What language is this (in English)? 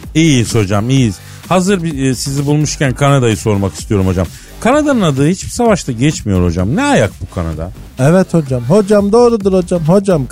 Turkish